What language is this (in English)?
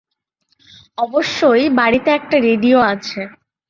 Bangla